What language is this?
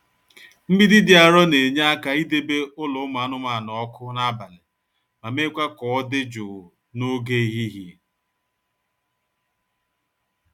Igbo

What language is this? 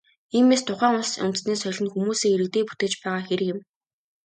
Mongolian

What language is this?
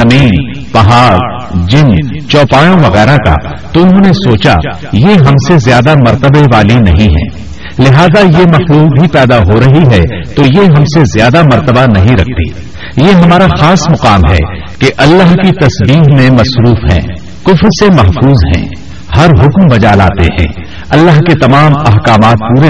Urdu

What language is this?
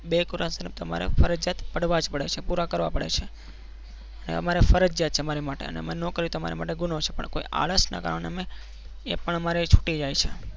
Gujarati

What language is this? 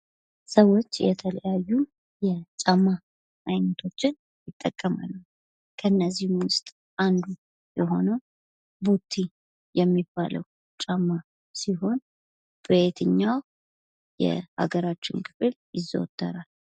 Amharic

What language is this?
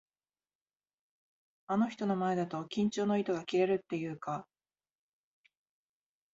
Japanese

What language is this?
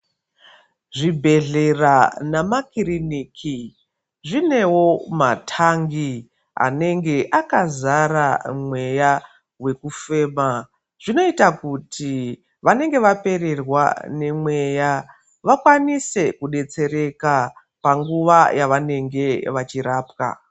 Ndau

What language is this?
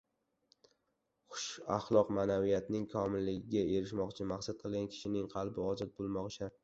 Uzbek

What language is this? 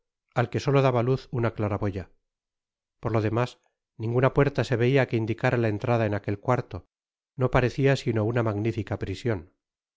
Spanish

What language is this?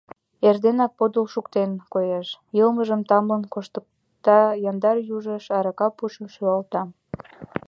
Mari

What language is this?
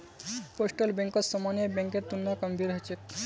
Magahi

